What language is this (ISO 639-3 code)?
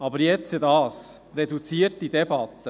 gsw